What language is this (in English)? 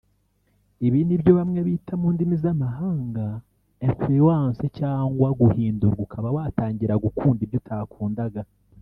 Kinyarwanda